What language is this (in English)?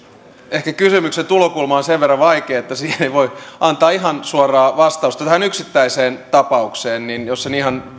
Finnish